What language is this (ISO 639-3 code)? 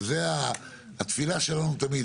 heb